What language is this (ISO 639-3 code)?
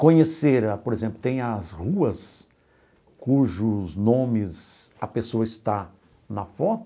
por